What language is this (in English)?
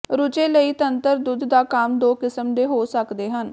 Punjabi